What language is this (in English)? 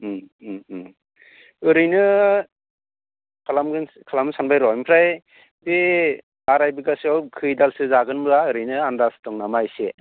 Bodo